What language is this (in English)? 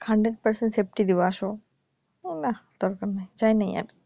Bangla